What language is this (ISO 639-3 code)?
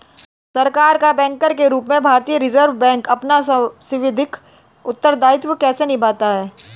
hin